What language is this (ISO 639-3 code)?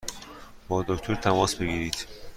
fas